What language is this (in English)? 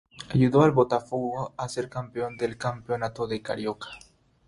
Spanish